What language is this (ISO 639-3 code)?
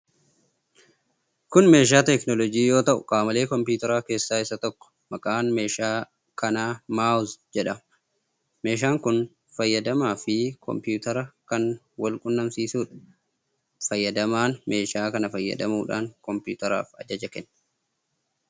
orm